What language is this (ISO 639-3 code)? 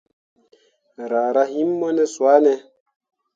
mua